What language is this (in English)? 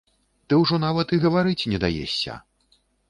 Belarusian